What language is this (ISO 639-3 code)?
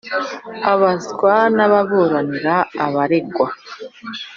kin